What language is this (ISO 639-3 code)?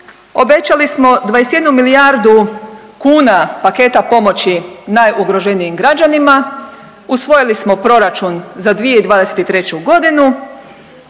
hrv